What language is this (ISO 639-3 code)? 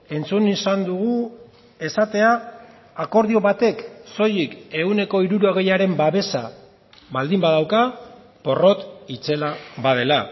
eus